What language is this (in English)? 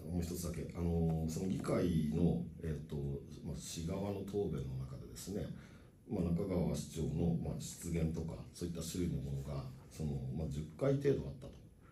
Japanese